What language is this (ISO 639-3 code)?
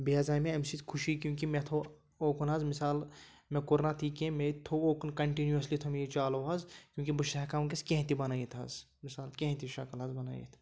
kas